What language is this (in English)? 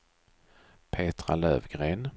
Swedish